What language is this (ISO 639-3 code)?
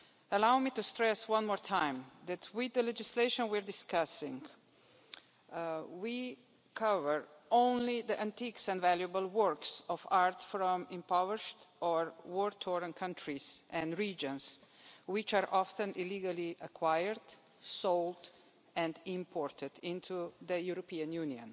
eng